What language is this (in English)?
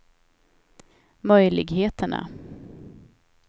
Swedish